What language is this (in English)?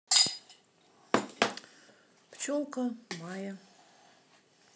Russian